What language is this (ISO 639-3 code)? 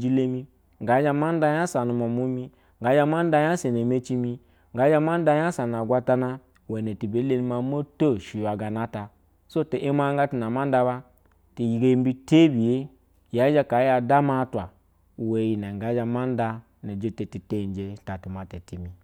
bzw